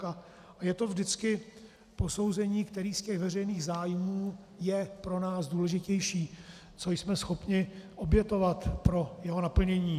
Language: Czech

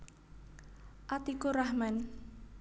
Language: Javanese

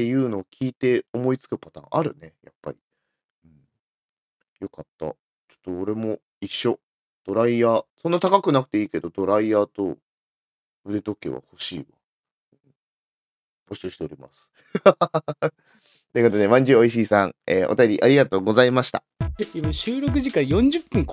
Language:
Japanese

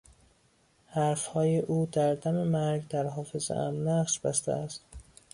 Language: Persian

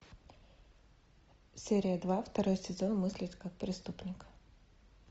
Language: Russian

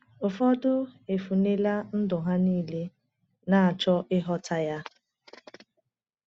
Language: Igbo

